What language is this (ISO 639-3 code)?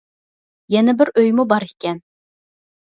uig